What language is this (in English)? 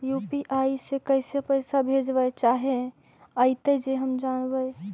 Magahi